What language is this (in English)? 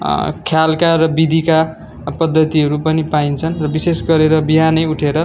Nepali